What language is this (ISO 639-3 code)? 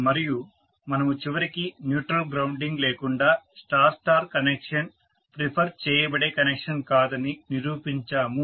tel